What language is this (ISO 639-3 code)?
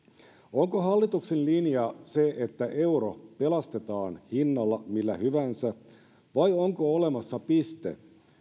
fin